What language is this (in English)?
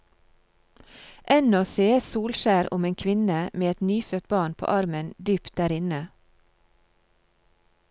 Norwegian